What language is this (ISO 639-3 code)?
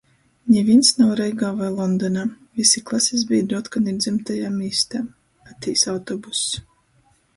ltg